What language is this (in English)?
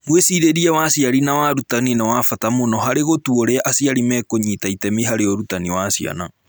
Kikuyu